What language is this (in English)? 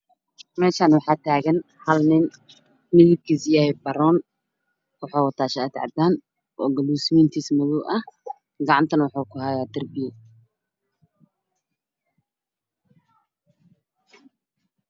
Somali